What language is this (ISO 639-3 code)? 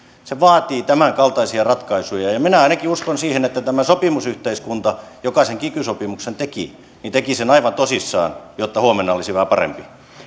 fin